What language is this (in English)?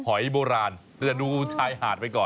Thai